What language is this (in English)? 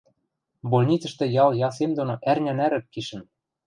Western Mari